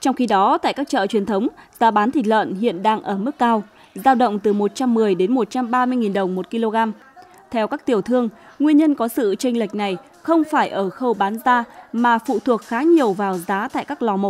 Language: Vietnamese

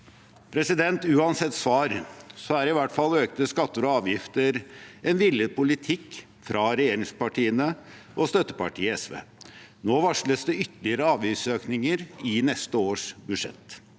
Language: Norwegian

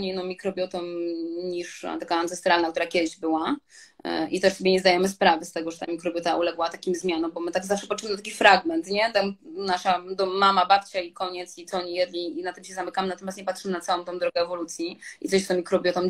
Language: Polish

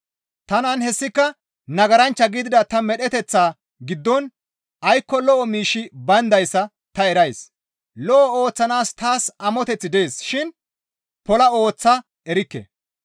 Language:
Gamo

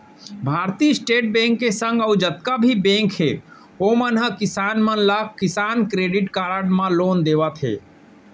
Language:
Chhattisgarhi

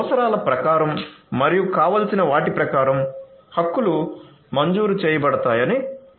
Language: Telugu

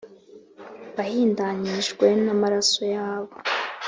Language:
Kinyarwanda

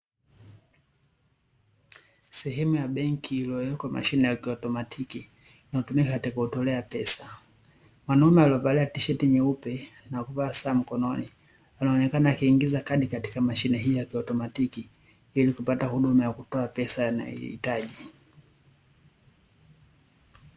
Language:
Swahili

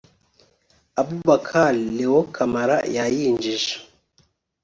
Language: Kinyarwanda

